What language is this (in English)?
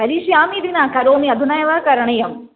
Sanskrit